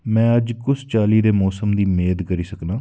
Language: Dogri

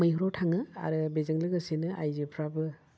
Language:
Bodo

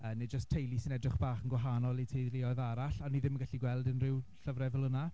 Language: Welsh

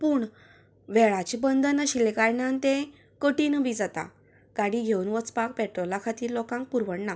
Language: Konkani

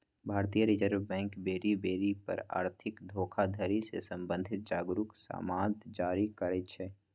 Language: Magahi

